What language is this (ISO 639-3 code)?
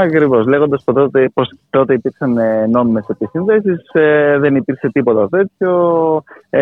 ell